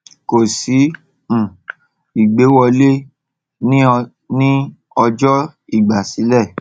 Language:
Yoruba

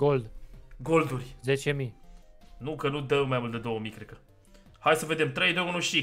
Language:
Romanian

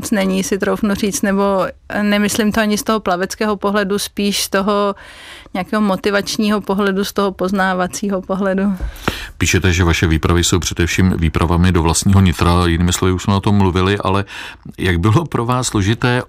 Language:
Czech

